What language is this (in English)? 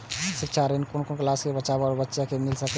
Maithili